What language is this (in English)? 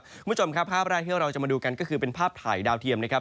Thai